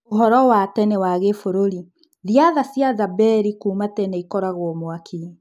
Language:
Kikuyu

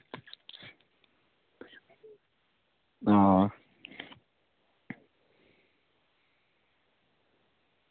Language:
Dogri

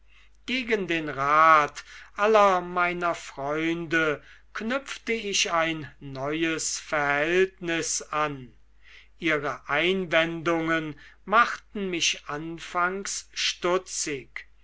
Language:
German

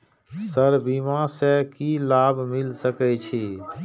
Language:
Maithili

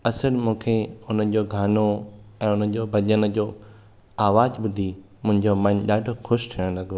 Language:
Sindhi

